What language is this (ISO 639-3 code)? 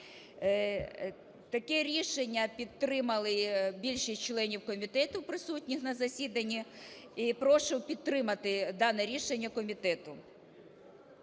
ukr